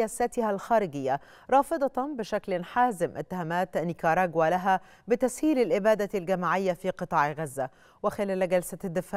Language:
Arabic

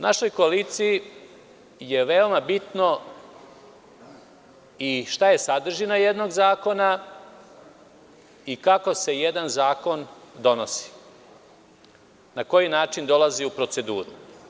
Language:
Serbian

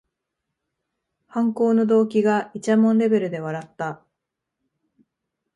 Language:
Japanese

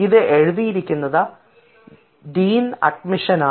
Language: Malayalam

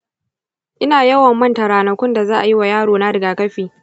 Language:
Hausa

